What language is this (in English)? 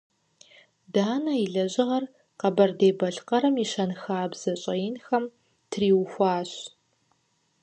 Kabardian